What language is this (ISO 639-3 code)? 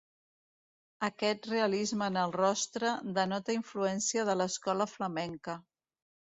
cat